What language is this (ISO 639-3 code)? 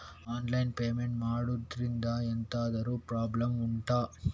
kan